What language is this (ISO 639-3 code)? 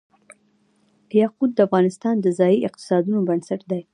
pus